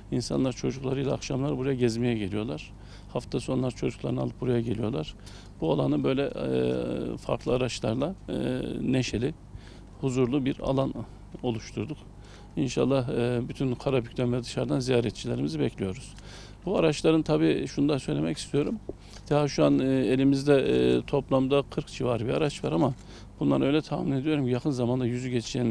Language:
Turkish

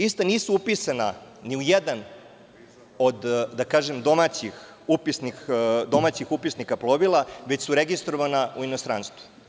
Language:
Serbian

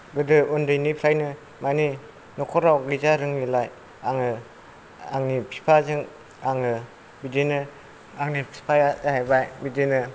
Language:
Bodo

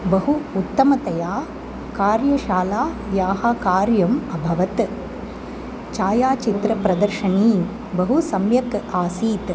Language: Sanskrit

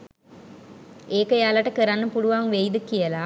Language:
Sinhala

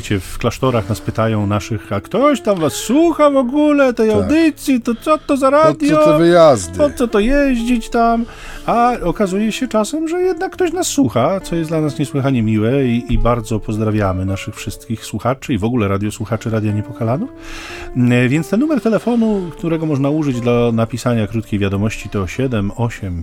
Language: Polish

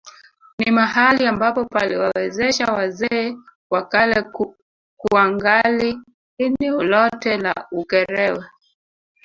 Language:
Swahili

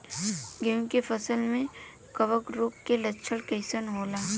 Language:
Bhojpuri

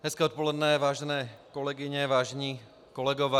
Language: Czech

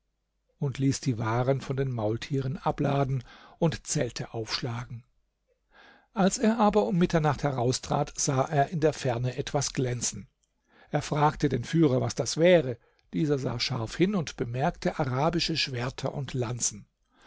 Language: German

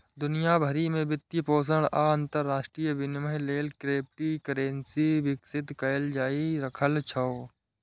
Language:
Maithili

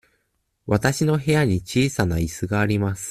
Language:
Japanese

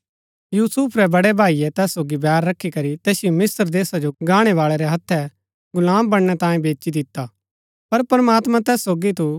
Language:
Gaddi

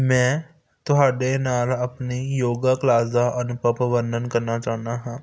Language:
Punjabi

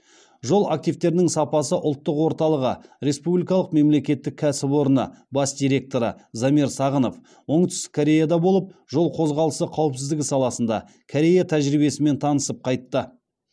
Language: Kazakh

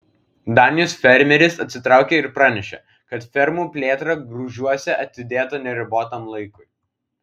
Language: Lithuanian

